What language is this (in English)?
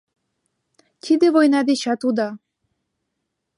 Mari